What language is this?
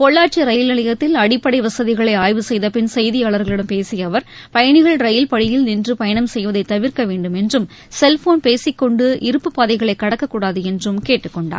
Tamil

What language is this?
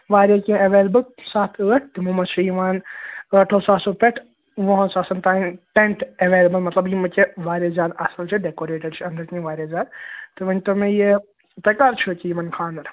Kashmiri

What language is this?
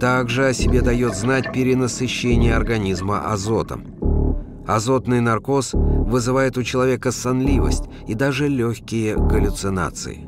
Russian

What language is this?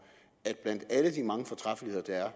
Danish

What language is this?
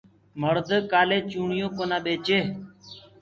Gurgula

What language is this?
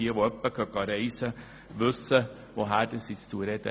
Swiss German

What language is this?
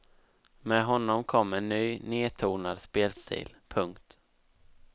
Swedish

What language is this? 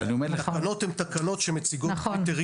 Hebrew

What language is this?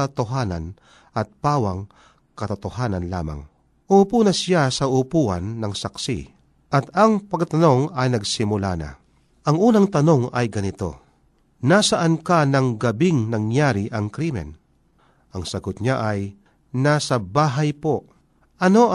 Filipino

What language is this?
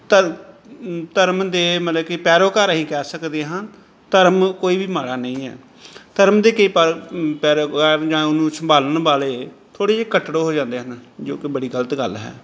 Punjabi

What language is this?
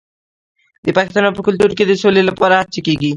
Pashto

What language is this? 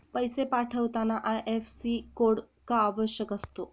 Marathi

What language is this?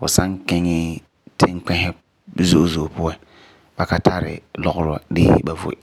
Frafra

